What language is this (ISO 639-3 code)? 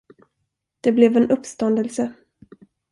swe